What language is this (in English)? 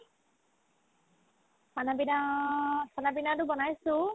Assamese